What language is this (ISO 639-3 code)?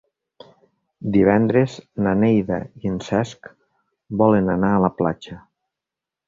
cat